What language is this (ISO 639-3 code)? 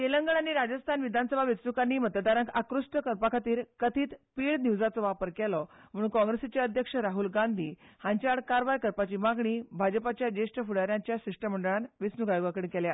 kok